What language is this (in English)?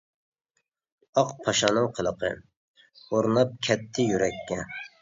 Uyghur